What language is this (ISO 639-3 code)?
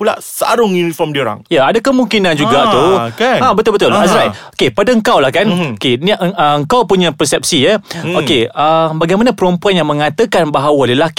msa